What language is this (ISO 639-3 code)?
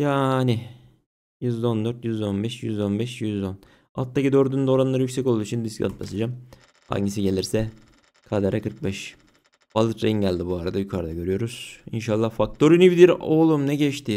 tur